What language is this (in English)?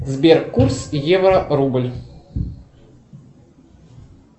Russian